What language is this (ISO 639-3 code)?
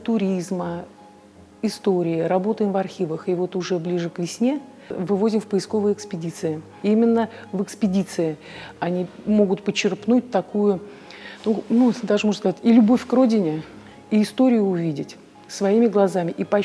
rus